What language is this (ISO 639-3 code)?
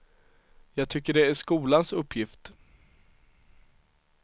swe